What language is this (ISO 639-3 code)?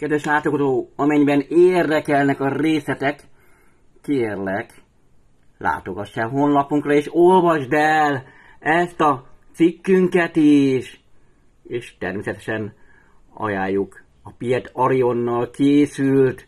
hun